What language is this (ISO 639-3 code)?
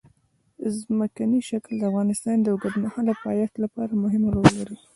pus